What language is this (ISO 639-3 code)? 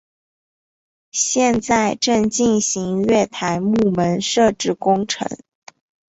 zho